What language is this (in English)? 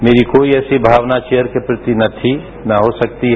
Hindi